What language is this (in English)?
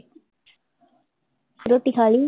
Punjabi